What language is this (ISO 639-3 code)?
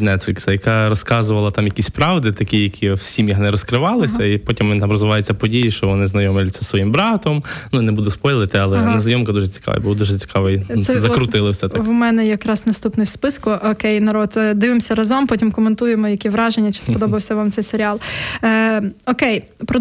ukr